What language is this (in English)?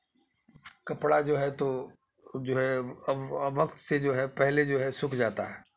Urdu